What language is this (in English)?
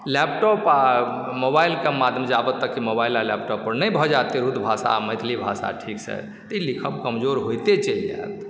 Maithili